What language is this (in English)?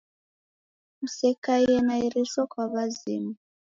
Taita